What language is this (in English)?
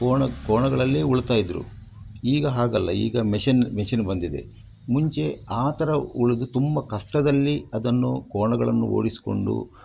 Kannada